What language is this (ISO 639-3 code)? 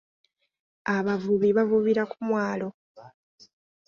lug